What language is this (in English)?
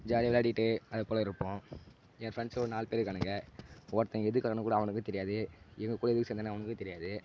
Tamil